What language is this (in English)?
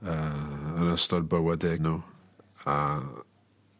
Welsh